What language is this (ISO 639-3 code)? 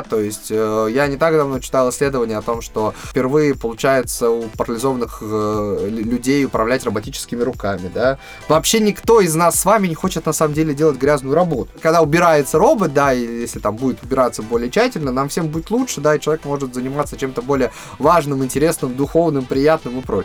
rus